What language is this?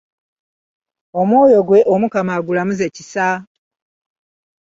Ganda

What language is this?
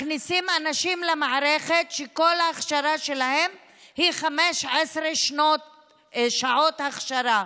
Hebrew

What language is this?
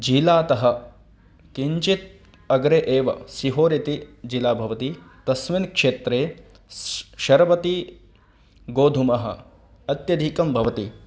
Sanskrit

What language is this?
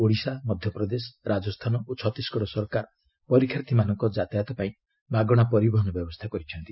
Odia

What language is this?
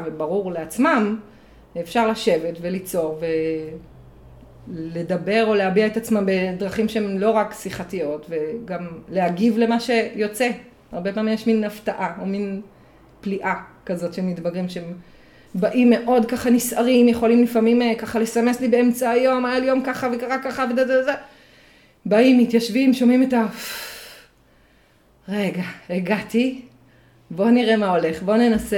Hebrew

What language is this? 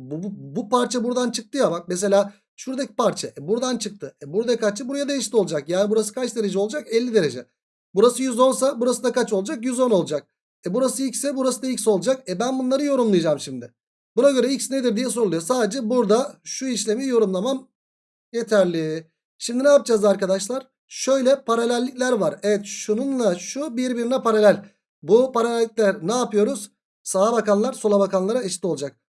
Turkish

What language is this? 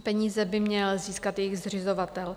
Czech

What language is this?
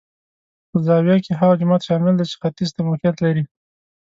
Pashto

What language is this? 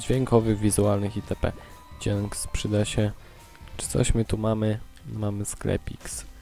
Polish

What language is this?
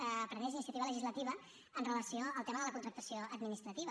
Catalan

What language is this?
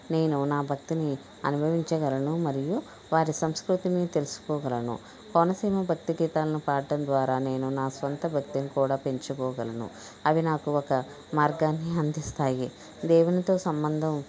Telugu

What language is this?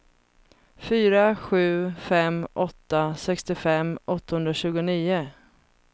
Swedish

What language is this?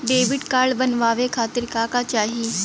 Bhojpuri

